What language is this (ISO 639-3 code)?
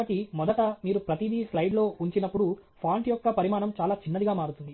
tel